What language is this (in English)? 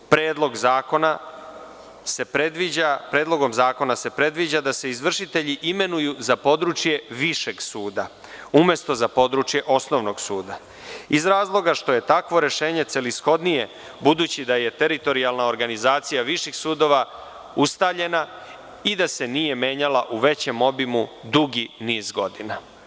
Serbian